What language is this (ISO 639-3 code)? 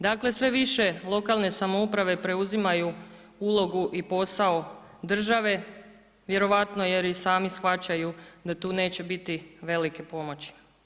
hrv